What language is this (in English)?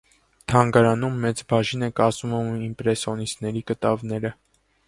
Armenian